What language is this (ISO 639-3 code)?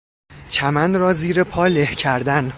fas